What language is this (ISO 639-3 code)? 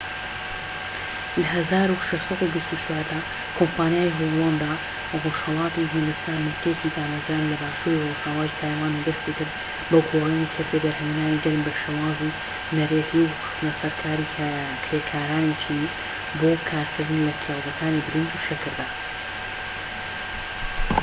ckb